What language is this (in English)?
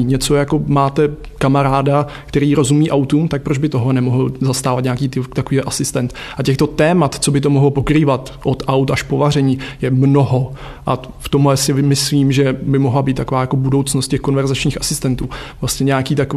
Czech